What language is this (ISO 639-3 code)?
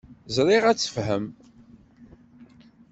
kab